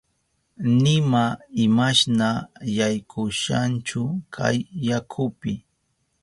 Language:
Southern Pastaza Quechua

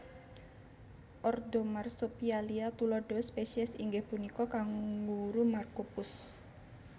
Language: Javanese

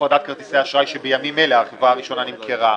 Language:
Hebrew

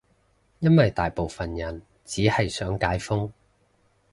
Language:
Cantonese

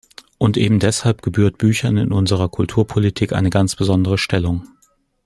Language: German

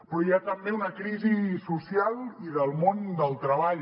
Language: Catalan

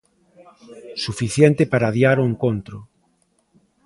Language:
Galician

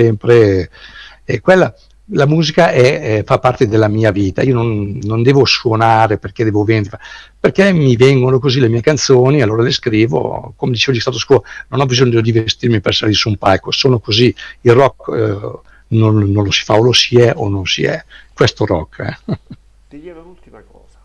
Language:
Italian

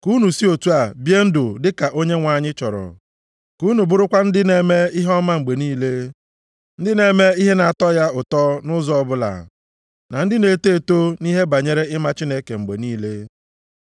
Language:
Igbo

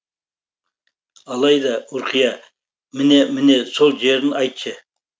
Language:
Kazakh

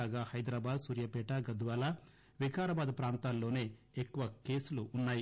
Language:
Telugu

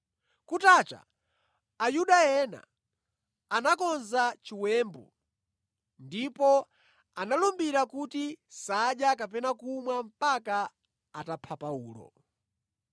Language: Nyanja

